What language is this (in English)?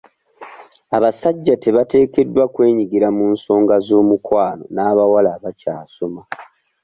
Ganda